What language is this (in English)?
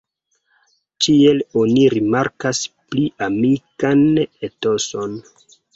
Esperanto